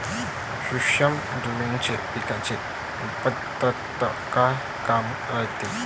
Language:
Marathi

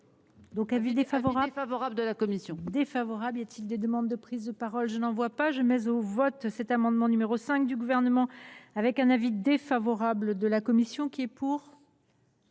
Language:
French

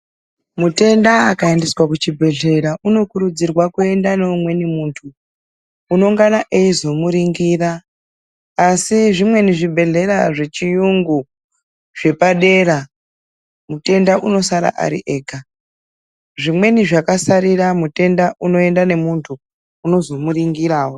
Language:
Ndau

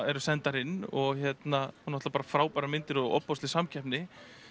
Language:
Icelandic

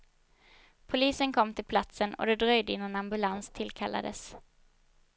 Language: Swedish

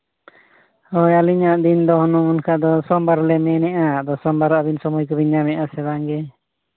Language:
Santali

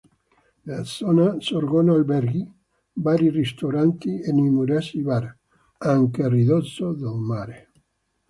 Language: Italian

